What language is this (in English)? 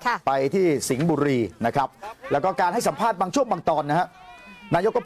Thai